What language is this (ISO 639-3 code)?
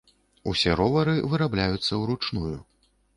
bel